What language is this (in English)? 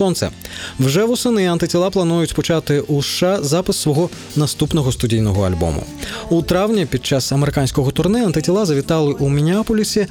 Ukrainian